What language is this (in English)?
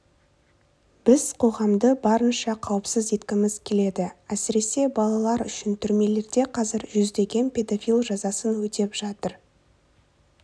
Kazakh